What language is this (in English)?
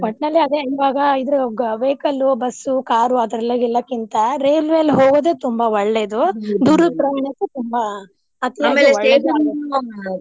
Kannada